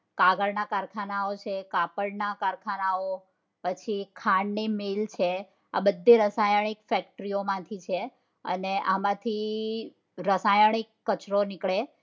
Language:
Gujarati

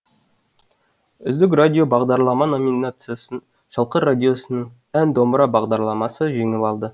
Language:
Kazakh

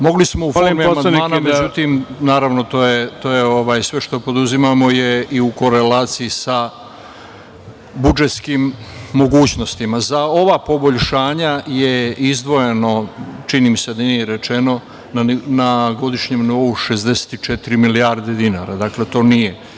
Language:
Serbian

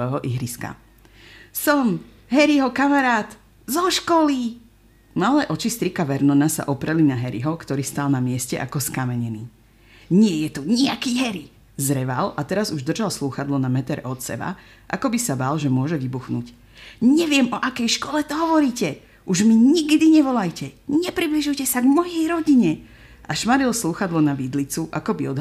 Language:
Slovak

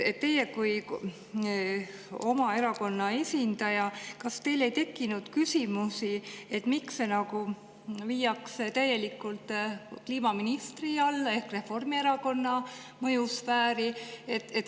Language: Estonian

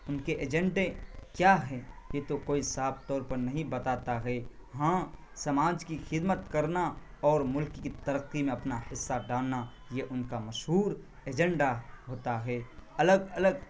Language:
Urdu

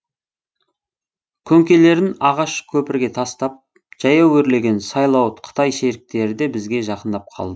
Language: Kazakh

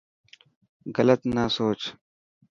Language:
Dhatki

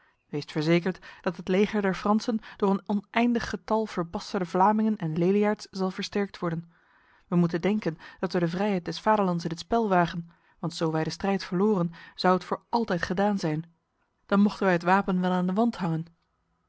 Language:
Dutch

